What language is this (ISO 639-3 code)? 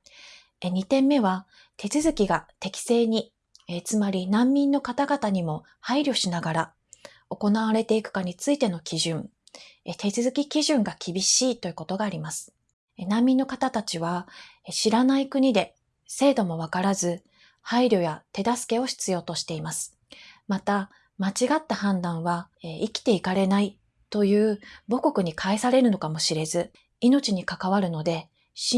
jpn